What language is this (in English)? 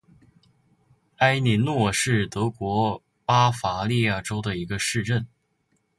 Chinese